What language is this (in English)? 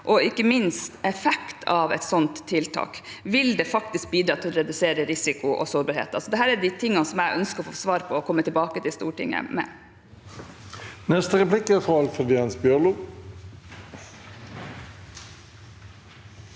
Norwegian